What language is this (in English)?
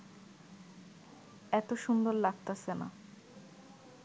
Bangla